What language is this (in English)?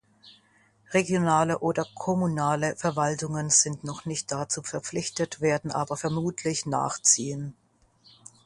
German